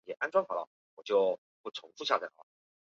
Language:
Chinese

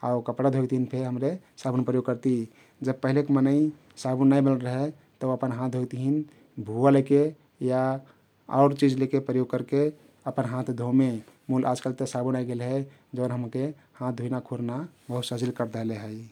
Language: Kathoriya Tharu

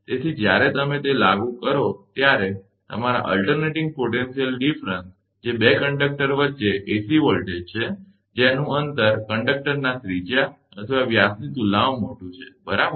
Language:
Gujarati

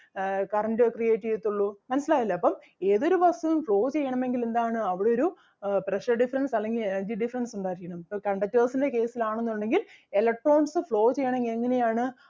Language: Malayalam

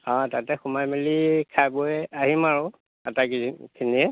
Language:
Assamese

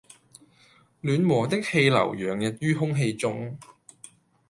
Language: Cantonese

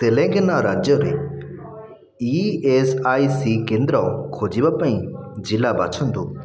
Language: Odia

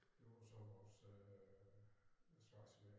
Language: Danish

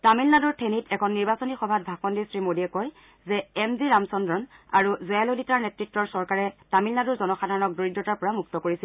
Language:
Assamese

